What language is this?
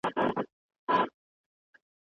Pashto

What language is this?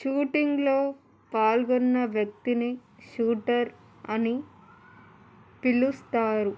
Telugu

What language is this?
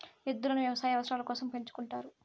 Telugu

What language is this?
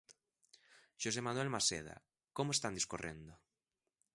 Galician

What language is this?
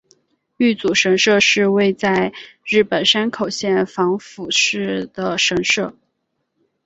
Chinese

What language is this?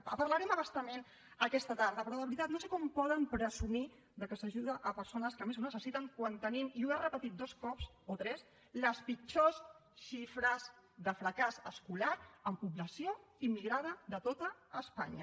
Catalan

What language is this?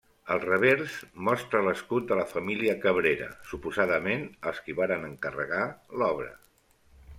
Catalan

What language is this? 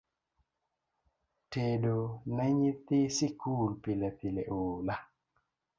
Luo (Kenya and Tanzania)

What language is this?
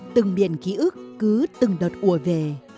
Vietnamese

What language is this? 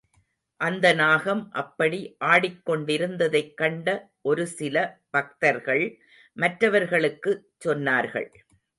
Tamil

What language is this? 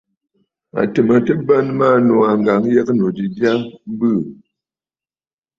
Bafut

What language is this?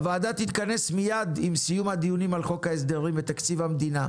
Hebrew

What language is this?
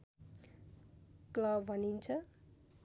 Nepali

